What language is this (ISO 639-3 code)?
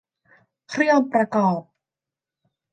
tha